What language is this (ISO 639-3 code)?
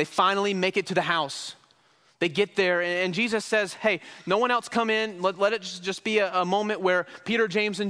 eng